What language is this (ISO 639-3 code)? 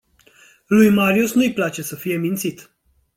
ron